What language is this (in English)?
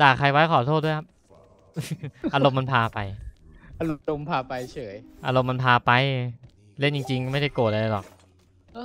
Thai